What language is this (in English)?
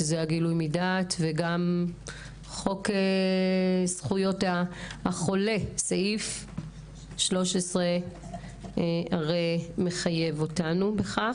Hebrew